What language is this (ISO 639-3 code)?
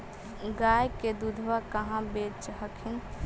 mag